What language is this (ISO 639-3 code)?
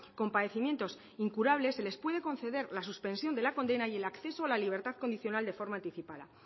spa